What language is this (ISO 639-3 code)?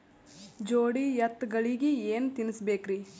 kan